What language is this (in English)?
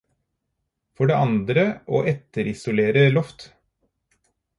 Norwegian Bokmål